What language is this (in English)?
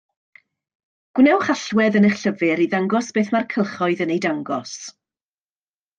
Welsh